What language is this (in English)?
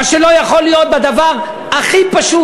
Hebrew